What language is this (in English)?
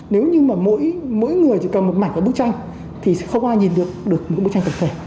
Vietnamese